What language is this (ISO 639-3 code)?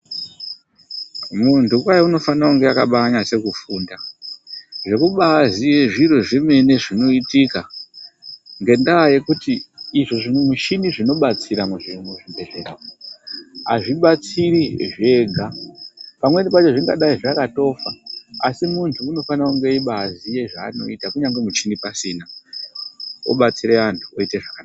ndc